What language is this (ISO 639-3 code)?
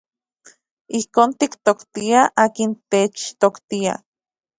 ncx